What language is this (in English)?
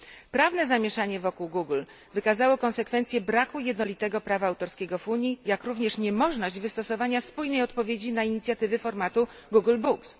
Polish